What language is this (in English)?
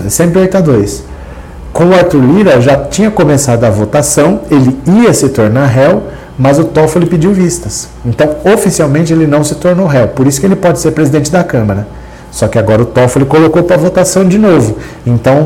Portuguese